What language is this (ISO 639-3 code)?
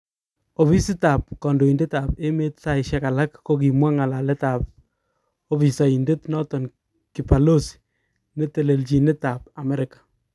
kln